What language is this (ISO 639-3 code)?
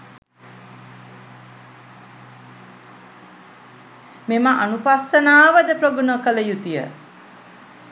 sin